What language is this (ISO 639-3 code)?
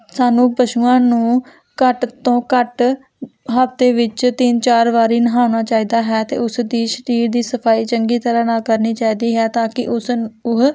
pan